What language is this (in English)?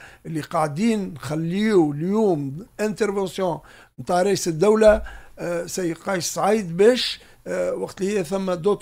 Arabic